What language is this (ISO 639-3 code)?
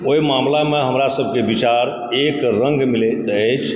mai